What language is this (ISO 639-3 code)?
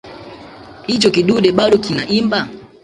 swa